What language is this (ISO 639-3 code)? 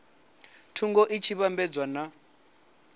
ven